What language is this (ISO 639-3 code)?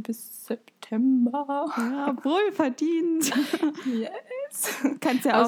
deu